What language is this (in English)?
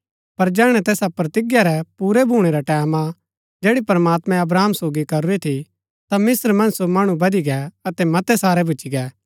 Gaddi